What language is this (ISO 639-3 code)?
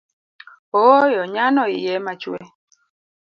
luo